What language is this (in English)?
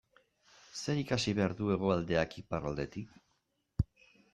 Basque